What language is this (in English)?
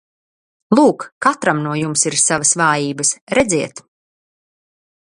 Latvian